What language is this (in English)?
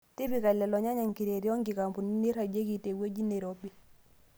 Masai